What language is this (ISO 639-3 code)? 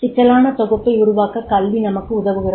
tam